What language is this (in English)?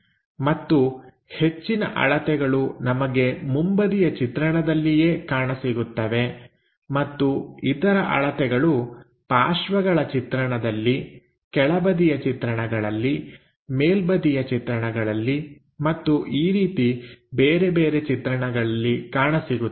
Kannada